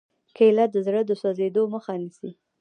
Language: Pashto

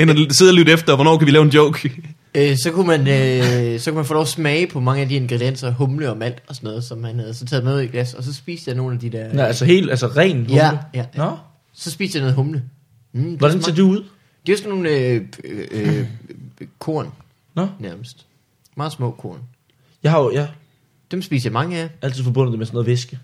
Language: Danish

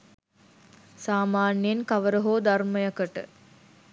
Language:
Sinhala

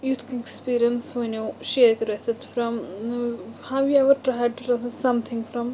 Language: Kashmiri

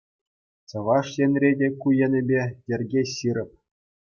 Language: Chuvash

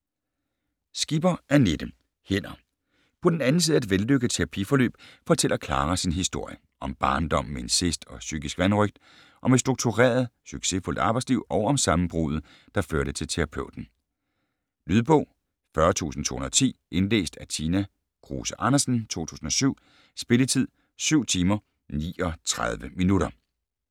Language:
Danish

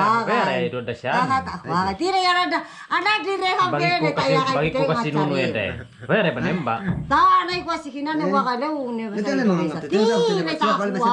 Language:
Indonesian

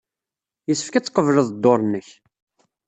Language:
Kabyle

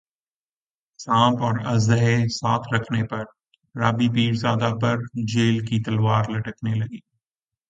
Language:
Urdu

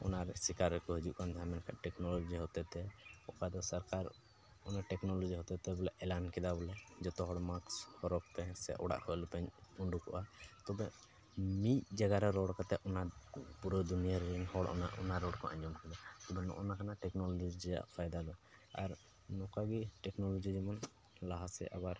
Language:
Santali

